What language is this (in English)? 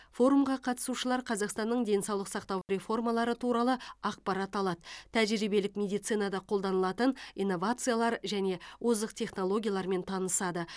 Kazakh